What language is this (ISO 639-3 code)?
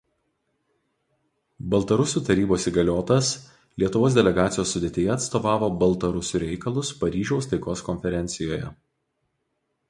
lit